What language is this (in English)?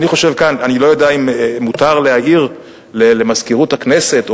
Hebrew